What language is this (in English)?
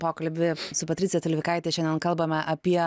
Lithuanian